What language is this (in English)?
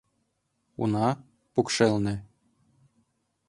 Mari